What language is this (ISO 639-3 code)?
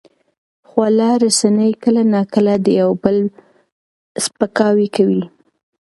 pus